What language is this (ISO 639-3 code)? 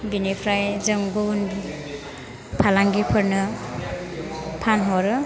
brx